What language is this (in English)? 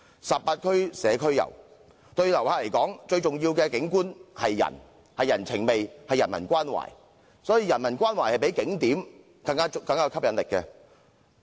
Cantonese